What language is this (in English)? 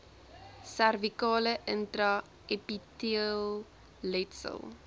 Afrikaans